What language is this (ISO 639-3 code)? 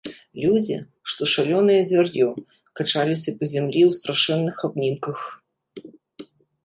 bel